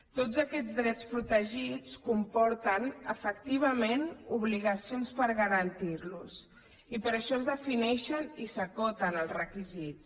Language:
Catalan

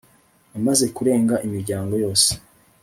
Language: Kinyarwanda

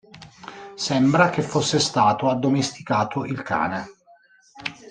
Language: Italian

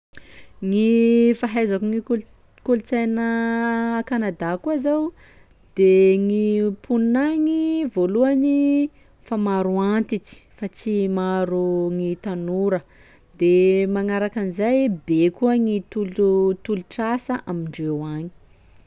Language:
Sakalava Malagasy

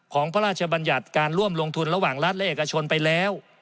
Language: Thai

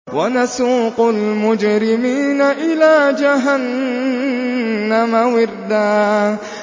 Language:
Arabic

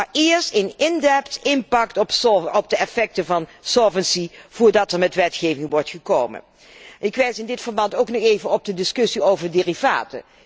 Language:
Dutch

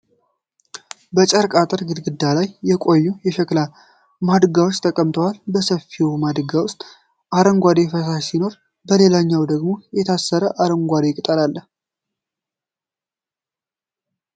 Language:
Amharic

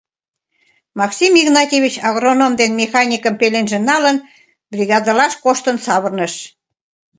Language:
Mari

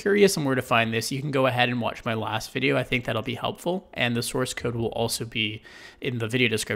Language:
English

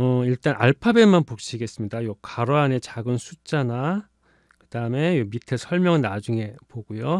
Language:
Korean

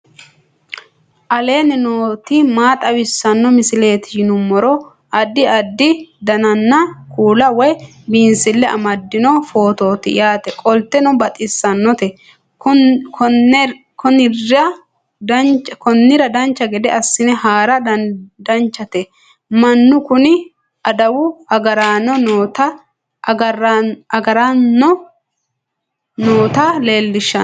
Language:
Sidamo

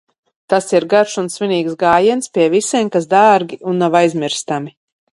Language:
Latvian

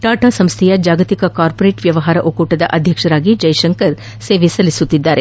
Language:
Kannada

